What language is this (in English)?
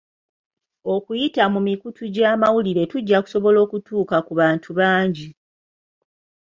Ganda